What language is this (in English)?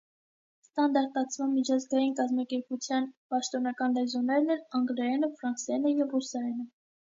Armenian